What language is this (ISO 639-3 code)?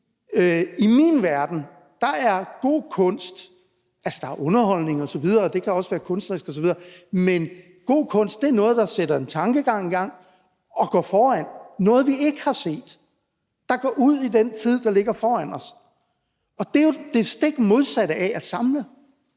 dan